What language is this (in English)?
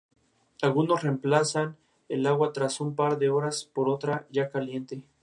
Spanish